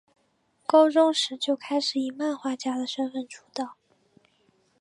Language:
Chinese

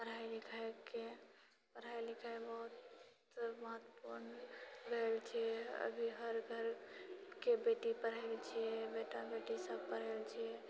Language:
Maithili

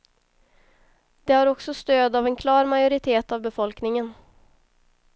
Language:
Swedish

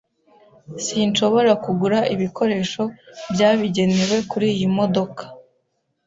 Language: Kinyarwanda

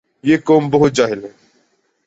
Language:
Urdu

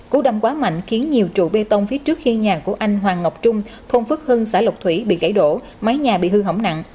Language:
Vietnamese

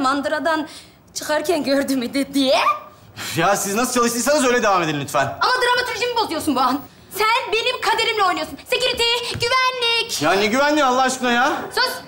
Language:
Turkish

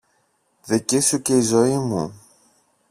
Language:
Greek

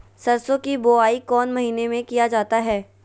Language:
Magahi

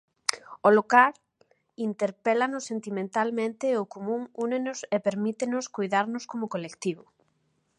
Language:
Galician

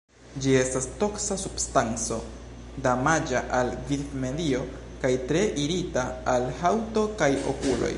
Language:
Esperanto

